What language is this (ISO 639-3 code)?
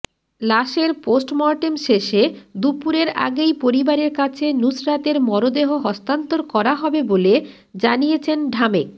ben